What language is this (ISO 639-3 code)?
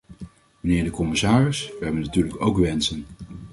nld